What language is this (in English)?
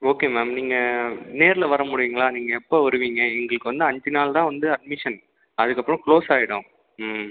Tamil